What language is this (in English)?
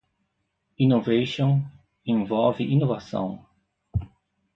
Portuguese